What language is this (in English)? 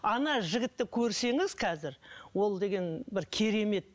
Kazakh